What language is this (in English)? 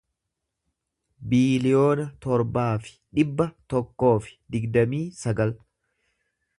Oromo